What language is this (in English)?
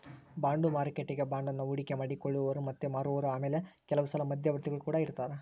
Kannada